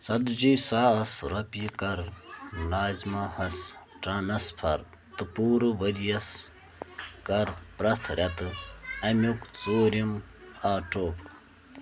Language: Kashmiri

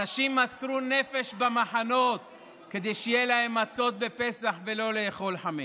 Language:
Hebrew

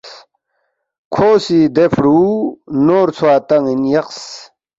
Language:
Balti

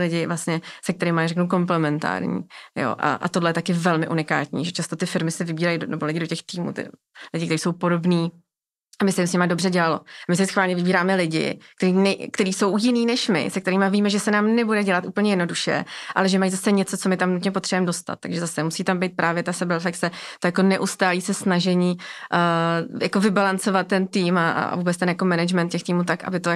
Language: Czech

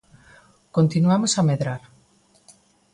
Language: Galician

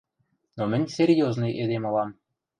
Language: Western Mari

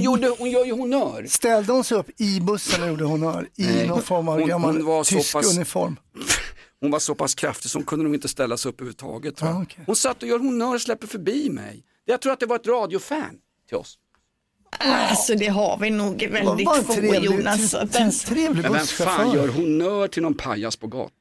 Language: Swedish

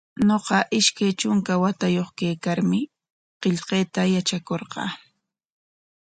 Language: Corongo Ancash Quechua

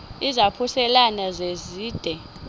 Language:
Xhosa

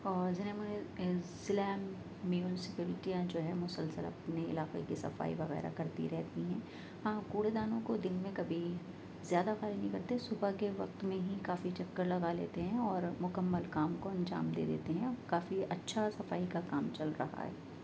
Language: Urdu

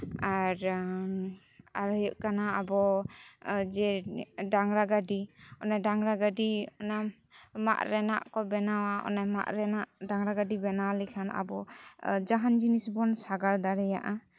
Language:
Santali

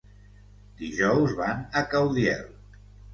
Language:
Catalan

